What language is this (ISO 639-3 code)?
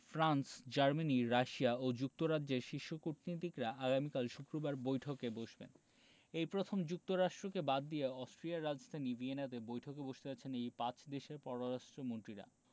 ben